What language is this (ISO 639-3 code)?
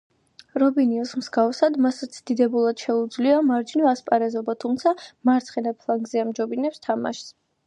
kat